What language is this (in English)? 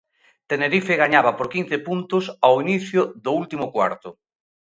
Galician